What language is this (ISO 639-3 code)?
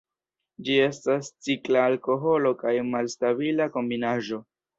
epo